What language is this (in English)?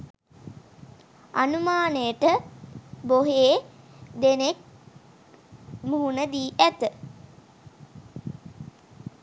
Sinhala